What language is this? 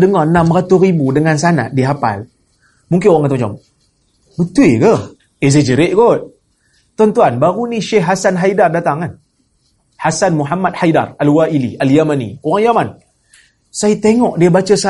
Malay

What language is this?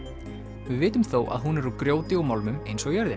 Icelandic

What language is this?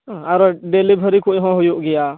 Santali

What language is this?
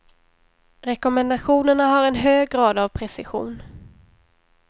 Swedish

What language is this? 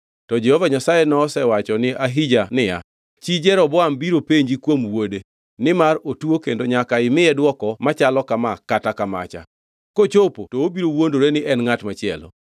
Luo (Kenya and Tanzania)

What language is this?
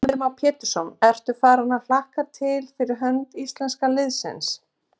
Icelandic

